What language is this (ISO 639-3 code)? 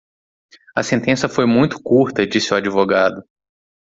por